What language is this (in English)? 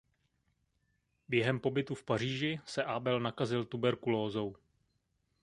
Czech